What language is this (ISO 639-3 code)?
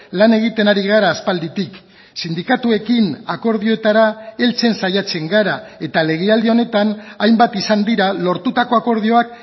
eus